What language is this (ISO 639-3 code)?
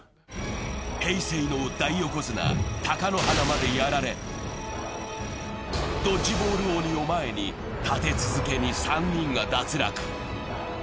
jpn